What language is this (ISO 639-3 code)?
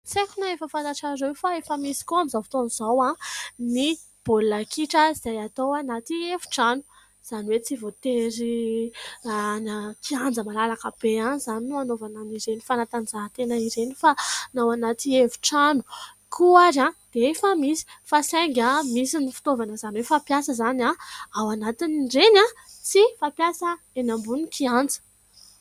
mlg